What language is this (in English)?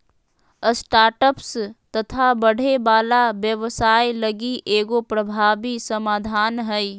Magahi